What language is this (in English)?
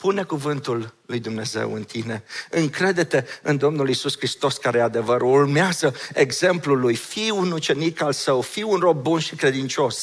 Romanian